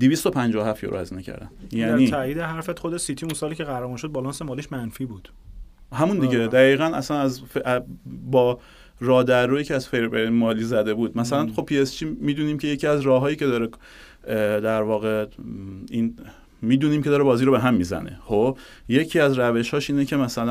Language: Persian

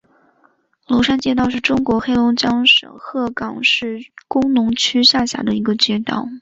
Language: Chinese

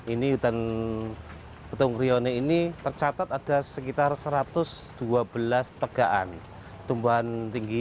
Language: Indonesian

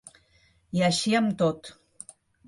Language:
Catalan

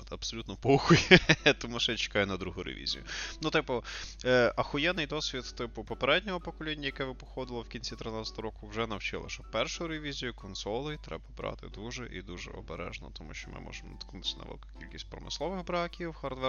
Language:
Ukrainian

